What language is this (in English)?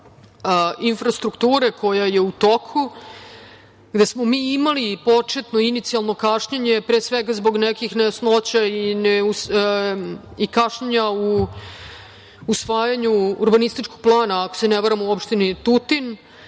Serbian